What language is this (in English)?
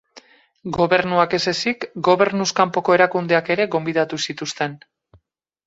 Basque